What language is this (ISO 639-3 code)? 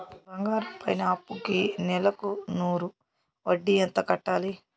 tel